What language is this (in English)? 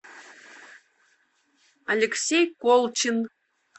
Russian